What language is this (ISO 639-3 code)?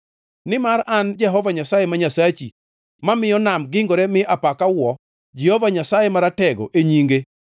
luo